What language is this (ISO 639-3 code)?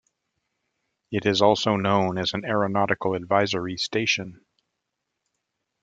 eng